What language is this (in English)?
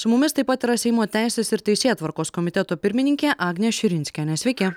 Lithuanian